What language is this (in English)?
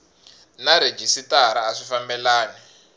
Tsonga